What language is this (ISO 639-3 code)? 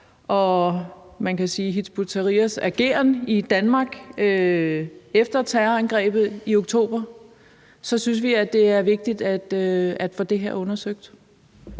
dan